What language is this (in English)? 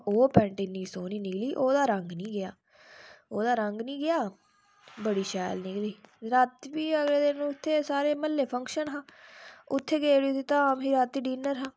Dogri